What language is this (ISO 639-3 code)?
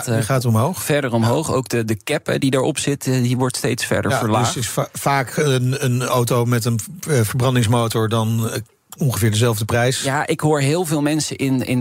nld